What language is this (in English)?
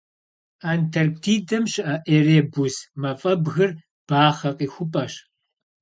Kabardian